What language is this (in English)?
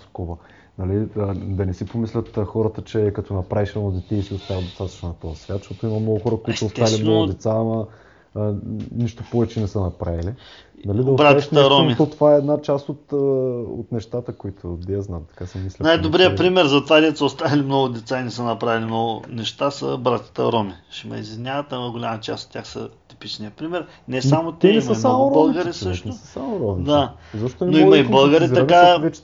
Bulgarian